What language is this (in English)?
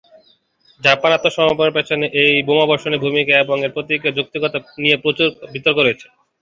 Bangla